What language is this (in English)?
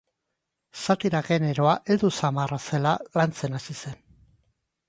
Basque